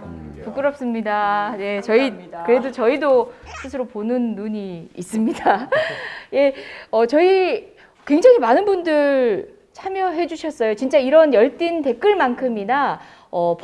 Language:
Korean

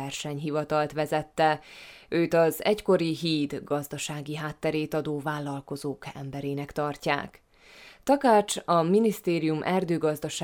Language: Hungarian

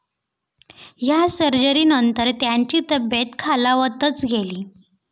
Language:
Marathi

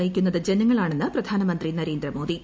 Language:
Malayalam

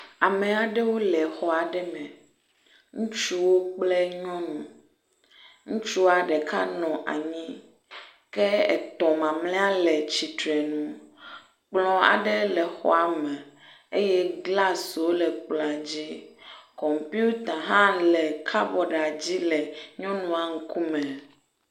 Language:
Ewe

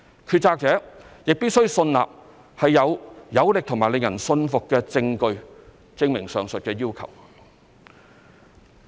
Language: Cantonese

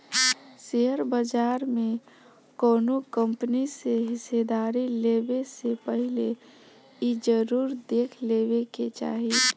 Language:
Bhojpuri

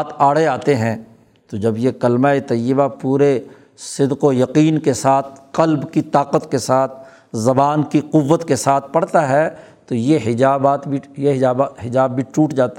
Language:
Urdu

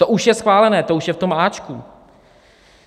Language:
Czech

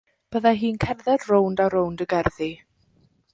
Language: Welsh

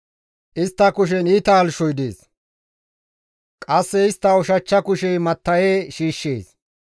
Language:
Gamo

